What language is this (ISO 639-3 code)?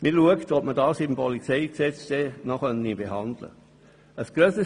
gsw